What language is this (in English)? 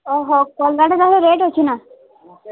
Odia